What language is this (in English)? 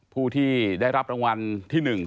Thai